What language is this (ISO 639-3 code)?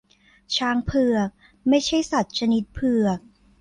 tha